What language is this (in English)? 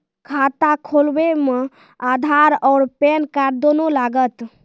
Maithili